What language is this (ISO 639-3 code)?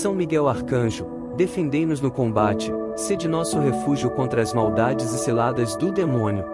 por